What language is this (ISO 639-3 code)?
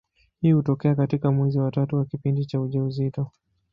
swa